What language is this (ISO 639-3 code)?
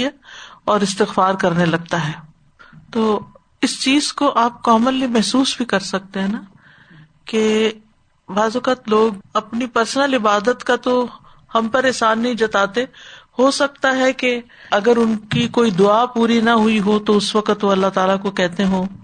urd